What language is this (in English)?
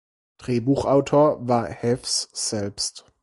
German